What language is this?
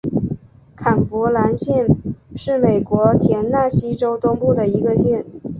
Chinese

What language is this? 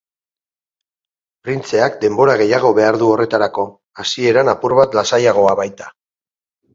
Basque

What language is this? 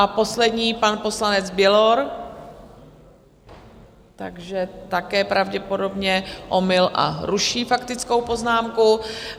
Czech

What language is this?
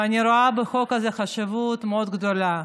Hebrew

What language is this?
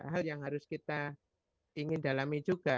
Indonesian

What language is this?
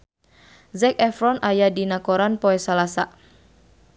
Sundanese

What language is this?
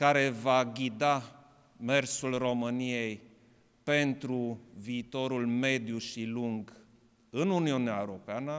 Romanian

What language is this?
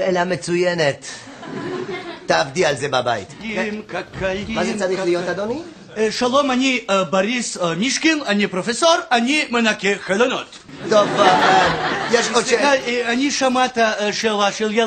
Hebrew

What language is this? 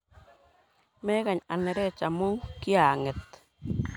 Kalenjin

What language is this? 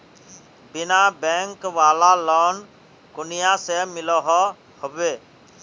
Magahi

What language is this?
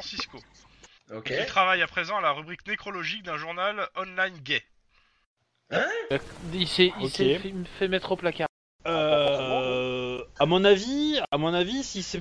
French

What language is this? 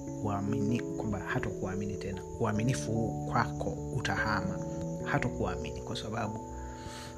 Swahili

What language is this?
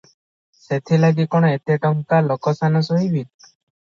Odia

